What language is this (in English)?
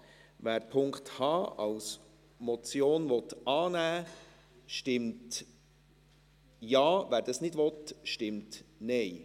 Swiss German